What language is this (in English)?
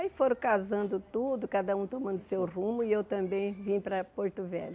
Portuguese